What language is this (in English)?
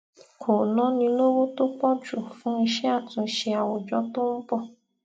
Yoruba